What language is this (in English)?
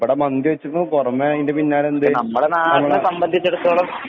Malayalam